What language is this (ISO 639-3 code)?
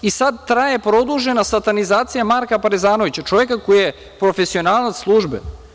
srp